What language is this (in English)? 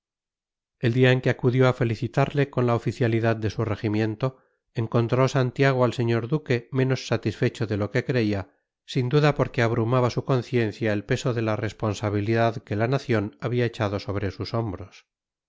Spanish